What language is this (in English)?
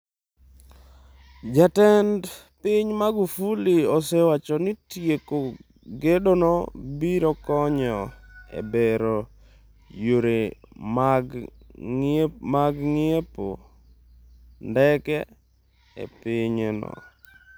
Luo (Kenya and Tanzania)